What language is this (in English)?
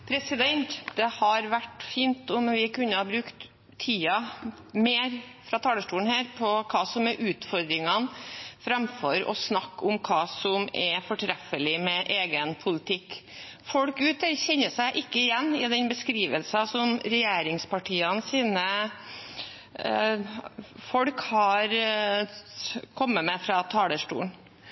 Norwegian